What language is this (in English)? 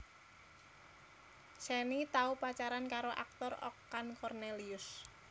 Javanese